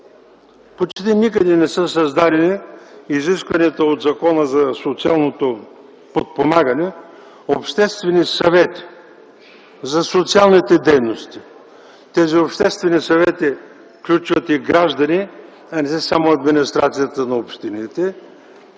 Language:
Bulgarian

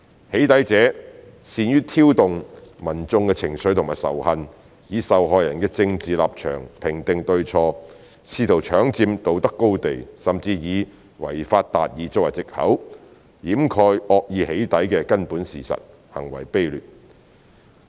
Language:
Cantonese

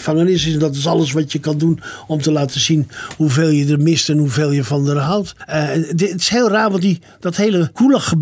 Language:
Dutch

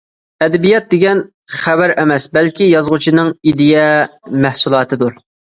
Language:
Uyghur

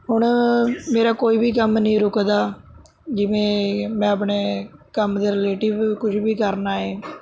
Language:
Punjabi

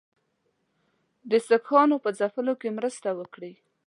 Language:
Pashto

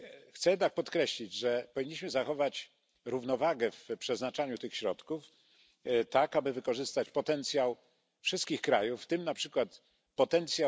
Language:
Polish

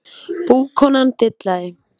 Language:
Icelandic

